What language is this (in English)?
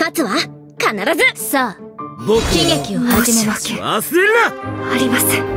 Japanese